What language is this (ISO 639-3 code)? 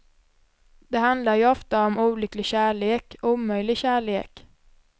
swe